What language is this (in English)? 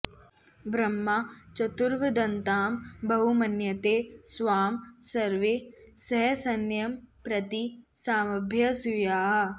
Sanskrit